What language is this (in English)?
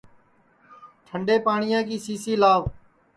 Sansi